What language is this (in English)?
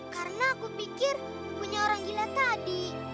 Indonesian